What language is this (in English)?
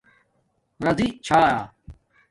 Domaaki